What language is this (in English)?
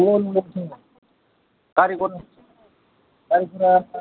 Bodo